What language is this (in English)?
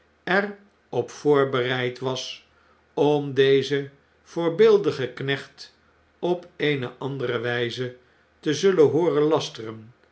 Dutch